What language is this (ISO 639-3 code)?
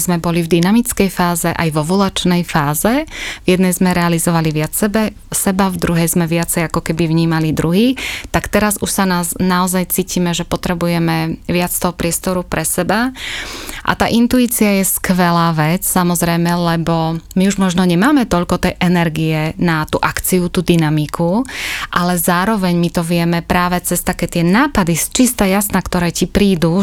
slk